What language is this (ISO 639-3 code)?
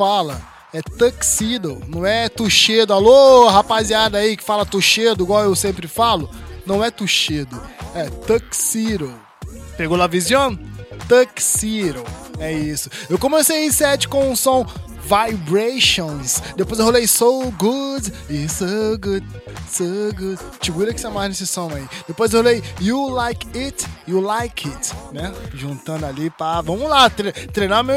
por